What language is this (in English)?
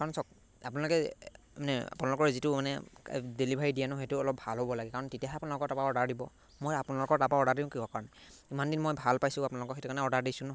Assamese